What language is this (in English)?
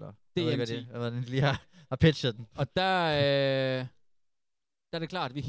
Danish